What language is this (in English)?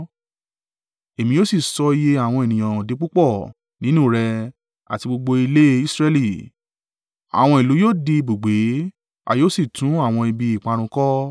Yoruba